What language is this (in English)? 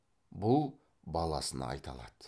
Kazakh